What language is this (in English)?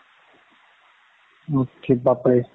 Assamese